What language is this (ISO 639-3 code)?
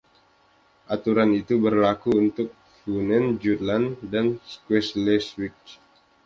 ind